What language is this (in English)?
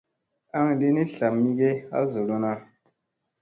Musey